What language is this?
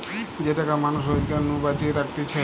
Bangla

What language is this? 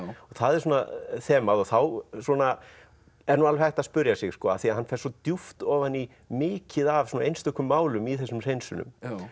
Icelandic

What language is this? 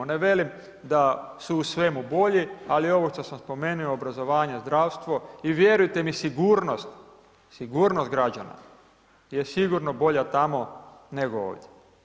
Croatian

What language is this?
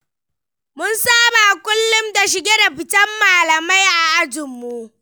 Hausa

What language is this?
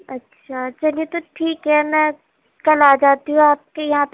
Urdu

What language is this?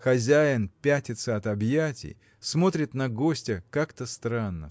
Russian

